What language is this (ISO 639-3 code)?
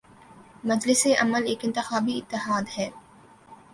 urd